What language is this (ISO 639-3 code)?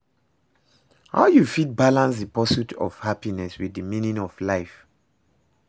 pcm